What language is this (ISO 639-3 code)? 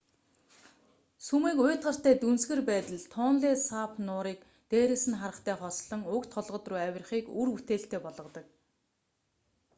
mon